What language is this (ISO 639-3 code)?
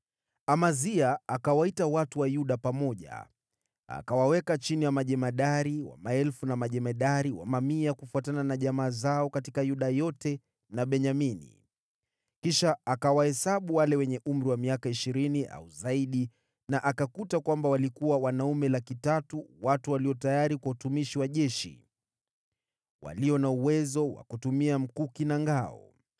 swa